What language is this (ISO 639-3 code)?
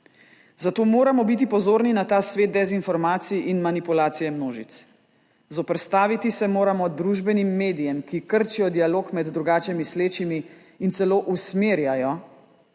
slv